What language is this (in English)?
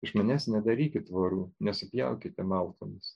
Lithuanian